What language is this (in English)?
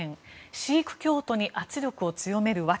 Japanese